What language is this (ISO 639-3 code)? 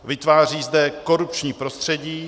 ces